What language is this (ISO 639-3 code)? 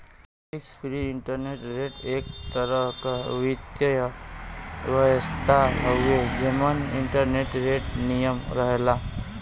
bho